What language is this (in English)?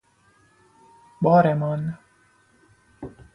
Persian